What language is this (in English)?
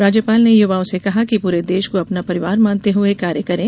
Hindi